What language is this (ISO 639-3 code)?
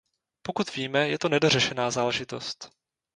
ces